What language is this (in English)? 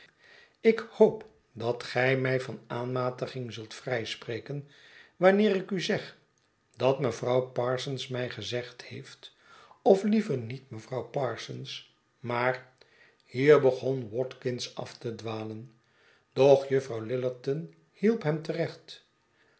Dutch